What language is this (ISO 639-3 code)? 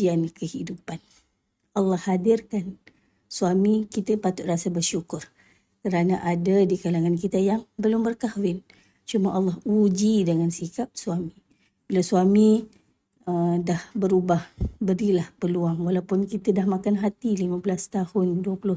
msa